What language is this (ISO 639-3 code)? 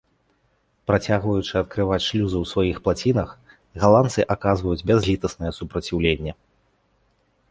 bel